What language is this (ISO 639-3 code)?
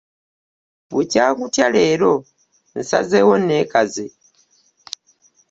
lug